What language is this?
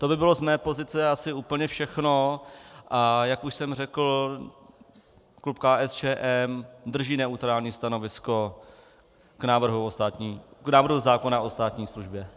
Czech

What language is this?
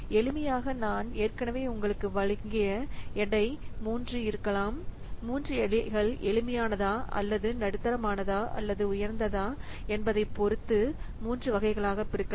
Tamil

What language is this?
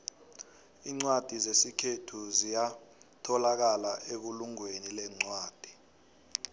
South Ndebele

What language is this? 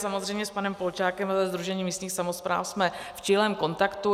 Czech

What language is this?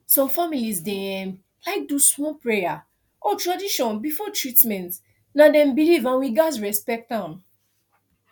Nigerian Pidgin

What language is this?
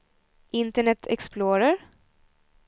Swedish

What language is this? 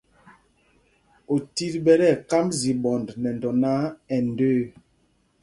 Mpumpong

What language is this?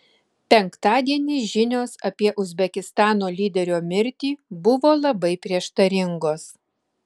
Lithuanian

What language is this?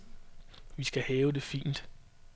Danish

